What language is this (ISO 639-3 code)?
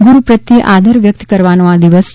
guj